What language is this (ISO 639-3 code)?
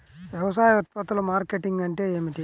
tel